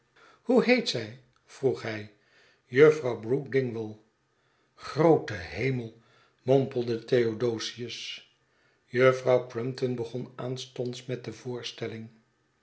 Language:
Dutch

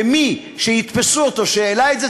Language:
Hebrew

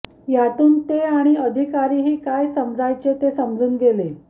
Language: Marathi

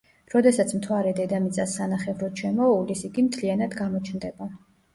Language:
Georgian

